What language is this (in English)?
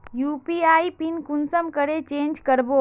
Magahi